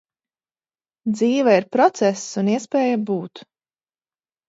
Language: Latvian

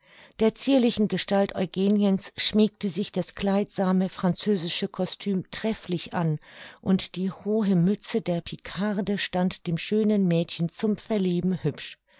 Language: German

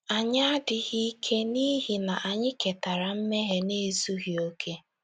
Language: Igbo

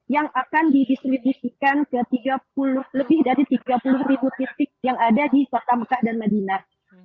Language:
Indonesian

